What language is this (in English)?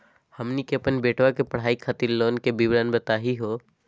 Magahi